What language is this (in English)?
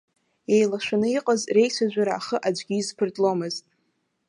Abkhazian